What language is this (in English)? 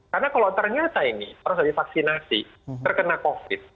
Indonesian